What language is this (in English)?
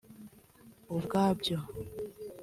Kinyarwanda